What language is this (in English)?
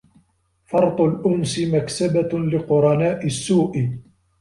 Arabic